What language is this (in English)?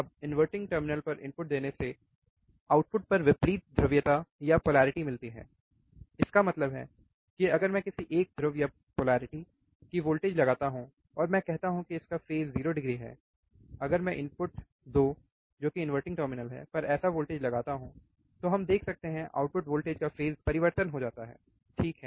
Hindi